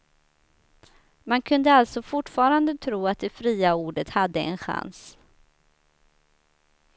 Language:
Swedish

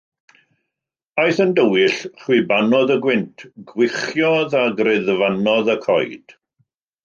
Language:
Welsh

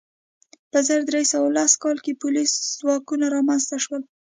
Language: Pashto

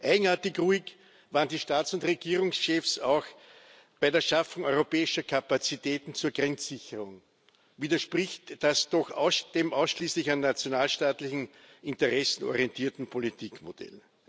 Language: German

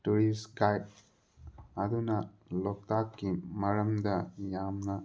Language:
Manipuri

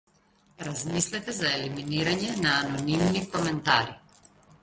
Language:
Macedonian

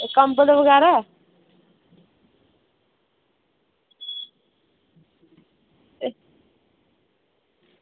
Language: Dogri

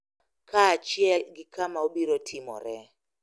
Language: Luo (Kenya and Tanzania)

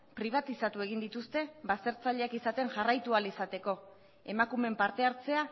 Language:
Basque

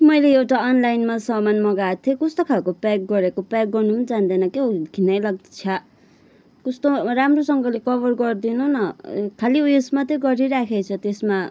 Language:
Nepali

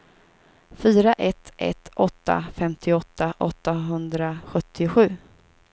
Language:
Swedish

